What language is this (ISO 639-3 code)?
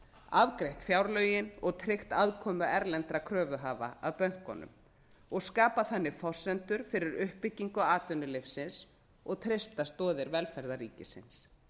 isl